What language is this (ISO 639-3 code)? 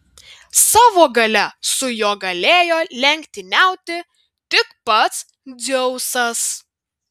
lit